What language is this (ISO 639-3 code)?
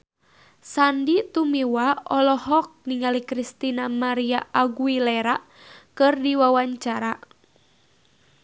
sun